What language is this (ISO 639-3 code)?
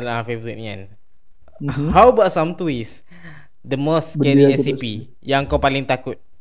msa